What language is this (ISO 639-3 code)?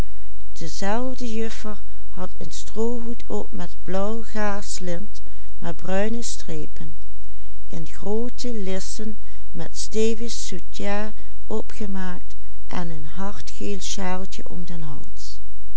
nld